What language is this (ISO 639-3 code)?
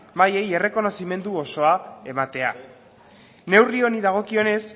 eus